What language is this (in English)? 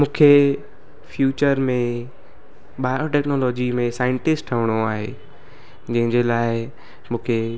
Sindhi